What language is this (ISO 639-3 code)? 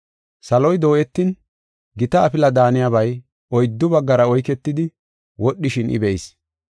gof